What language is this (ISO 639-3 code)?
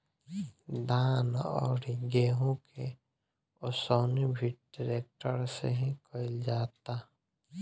bho